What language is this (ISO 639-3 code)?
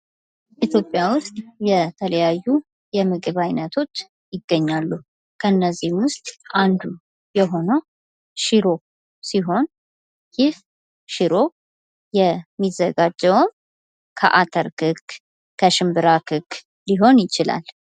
amh